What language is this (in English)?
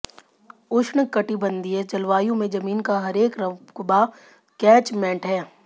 Hindi